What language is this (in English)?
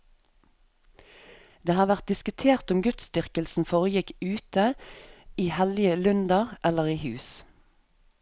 Norwegian